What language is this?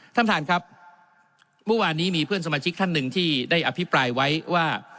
Thai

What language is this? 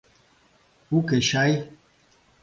Mari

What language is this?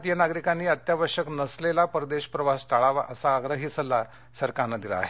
Marathi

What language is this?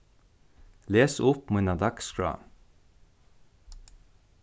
Faroese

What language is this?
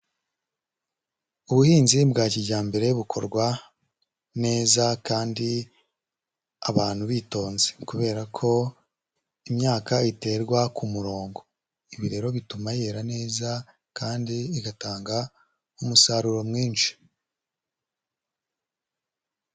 Kinyarwanda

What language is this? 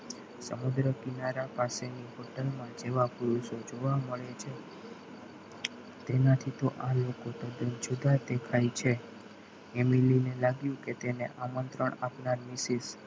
Gujarati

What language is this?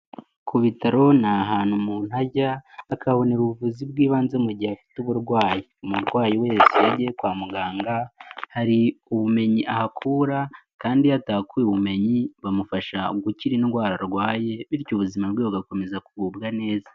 Kinyarwanda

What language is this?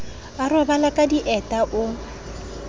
Southern Sotho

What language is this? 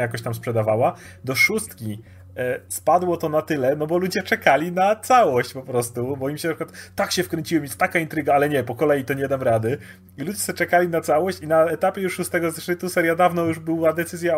Polish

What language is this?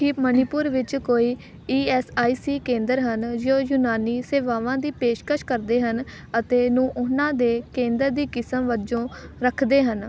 Punjabi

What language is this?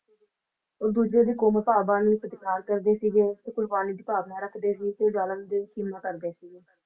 Punjabi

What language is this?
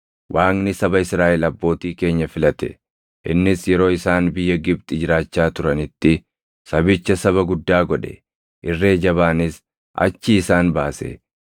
Oromo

